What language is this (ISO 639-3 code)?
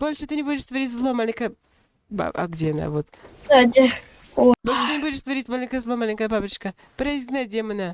rus